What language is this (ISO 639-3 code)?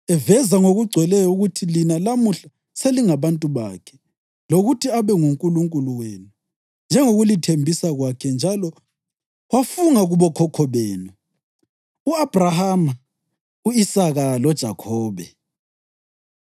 nde